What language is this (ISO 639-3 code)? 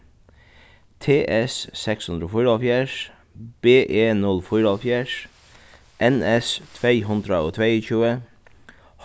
fao